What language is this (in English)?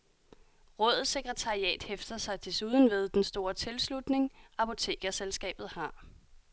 Danish